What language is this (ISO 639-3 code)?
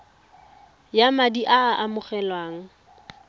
tsn